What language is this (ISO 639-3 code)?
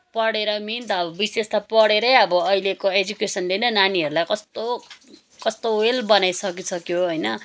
nep